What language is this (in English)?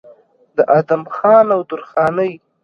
Pashto